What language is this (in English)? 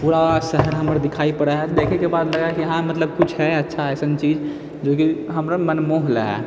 Maithili